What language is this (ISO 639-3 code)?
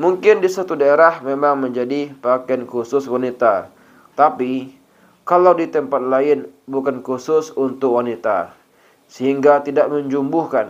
ind